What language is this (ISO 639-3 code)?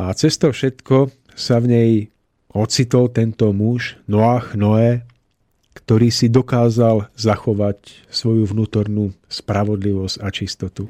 slk